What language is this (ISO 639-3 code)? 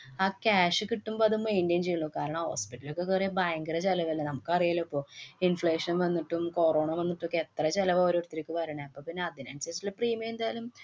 mal